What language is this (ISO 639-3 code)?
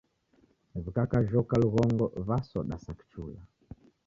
dav